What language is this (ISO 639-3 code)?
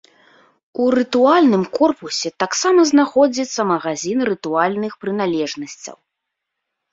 bel